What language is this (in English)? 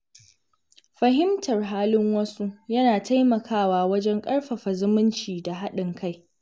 Hausa